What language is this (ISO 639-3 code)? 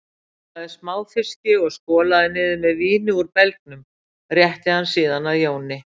isl